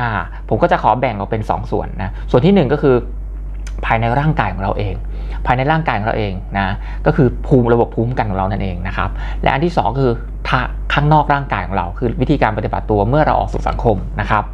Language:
Thai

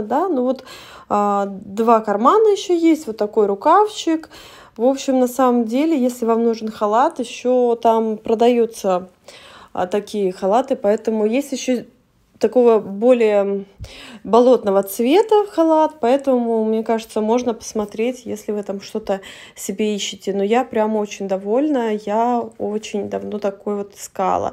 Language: Russian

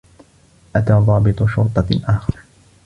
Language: Arabic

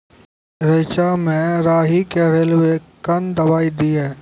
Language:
Maithili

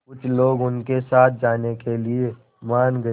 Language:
Hindi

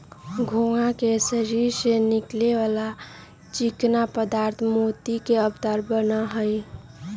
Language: Magahi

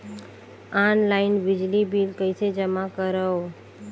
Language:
Chhattisgarhi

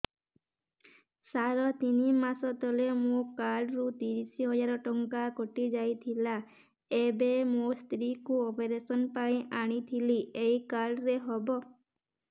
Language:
Odia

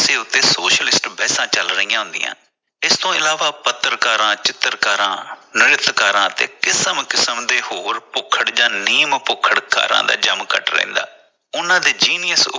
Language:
Punjabi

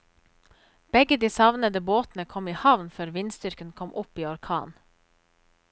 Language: Norwegian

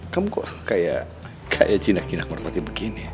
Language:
Indonesian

